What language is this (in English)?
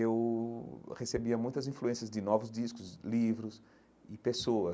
Portuguese